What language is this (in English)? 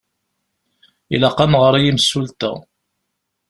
Kabyle